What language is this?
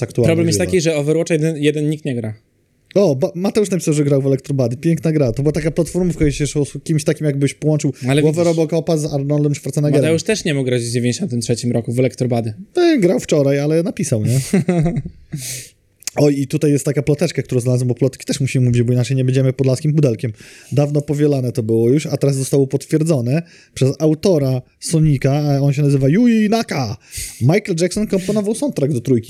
Polish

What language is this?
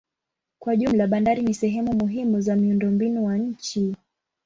Swahili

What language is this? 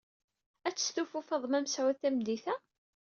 Kabyle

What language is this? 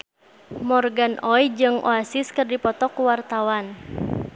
Sundanese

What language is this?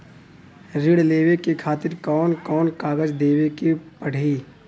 Bhojpuri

